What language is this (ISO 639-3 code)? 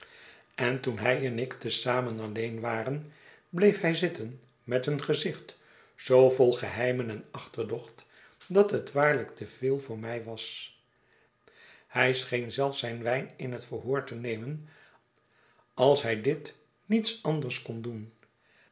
nld